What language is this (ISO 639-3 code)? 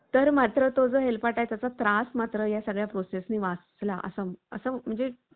mar